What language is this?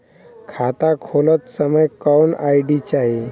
Bhojpuri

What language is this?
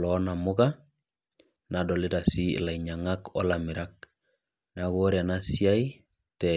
Masai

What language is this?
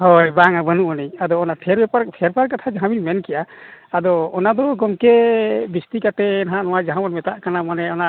Santali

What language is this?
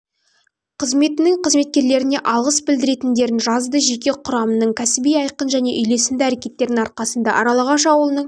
Kazakh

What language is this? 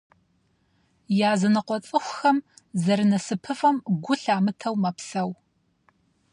Kabardian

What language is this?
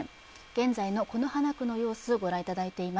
Japanese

